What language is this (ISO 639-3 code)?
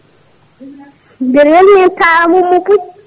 ful